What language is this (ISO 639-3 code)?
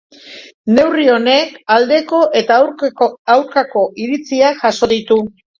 eus